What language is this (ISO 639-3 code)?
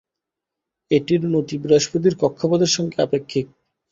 ben